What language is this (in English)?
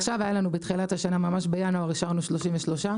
Hebrew